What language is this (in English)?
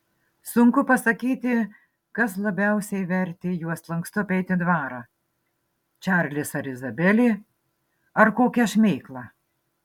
Lithuanian